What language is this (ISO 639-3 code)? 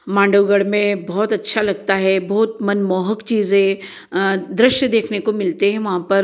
hin